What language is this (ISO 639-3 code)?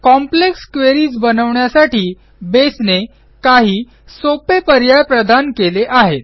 mar